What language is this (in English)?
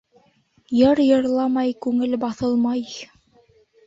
Bashkir